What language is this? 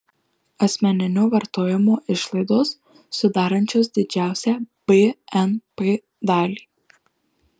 Lithuanian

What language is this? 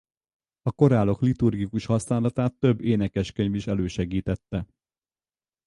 Hungarian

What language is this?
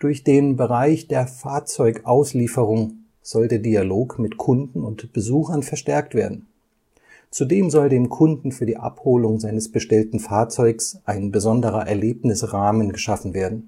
German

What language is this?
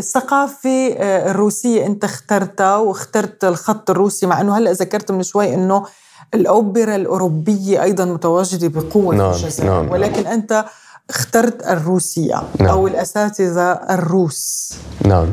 Arabic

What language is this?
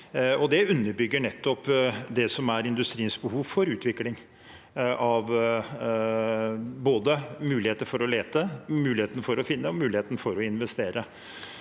Norwegian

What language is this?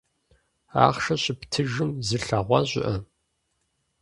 Kabardian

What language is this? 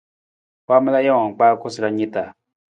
Nawdm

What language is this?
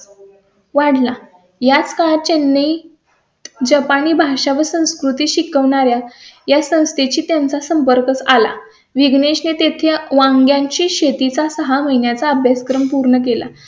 Marathi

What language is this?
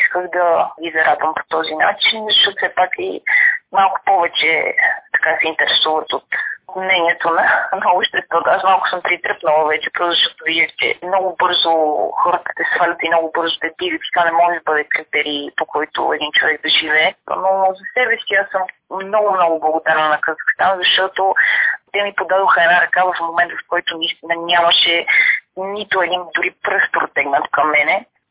Bulgarian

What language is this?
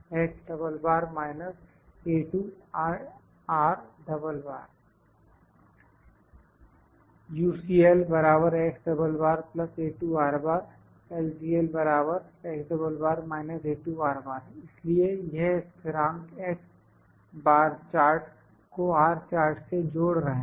Hindi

